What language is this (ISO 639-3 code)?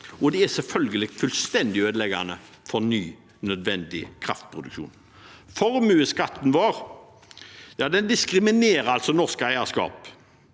nor